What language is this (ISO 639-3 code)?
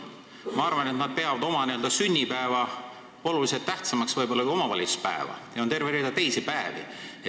est